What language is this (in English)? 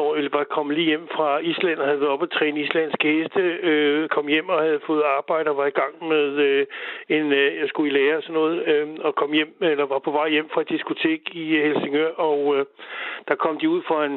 Danish